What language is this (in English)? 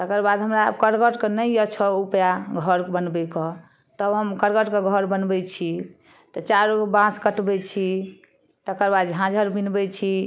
Maithili